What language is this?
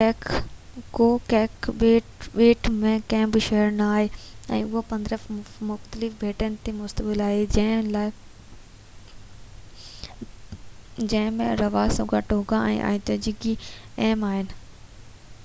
Sindhi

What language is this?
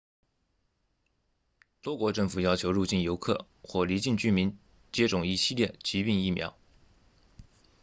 Chinese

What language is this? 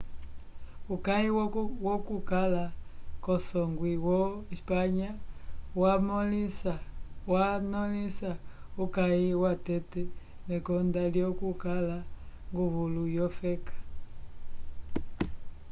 Umbundu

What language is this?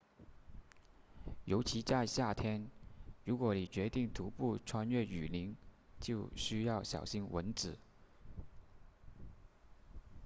Chinese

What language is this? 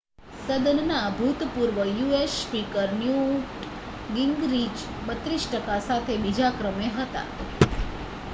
Gujarati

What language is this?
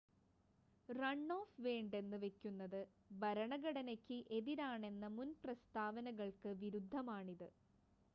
Malayalam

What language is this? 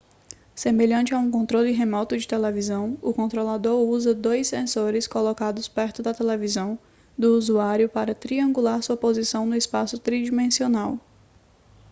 Portuguese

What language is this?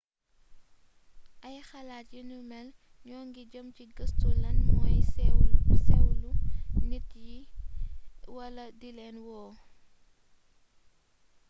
Wolof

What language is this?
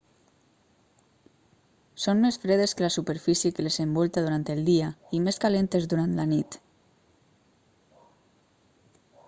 Catalan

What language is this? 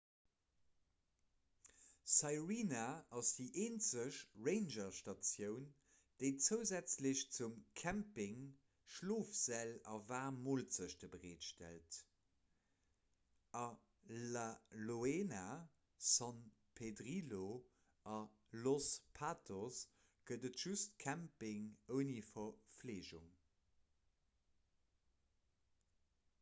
Luxembourgish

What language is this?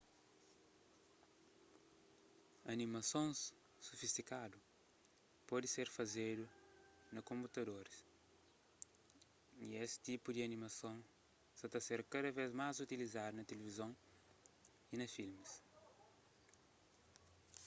Kabuverdianu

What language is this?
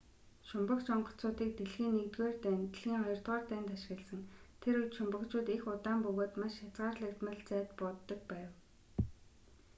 Mongolian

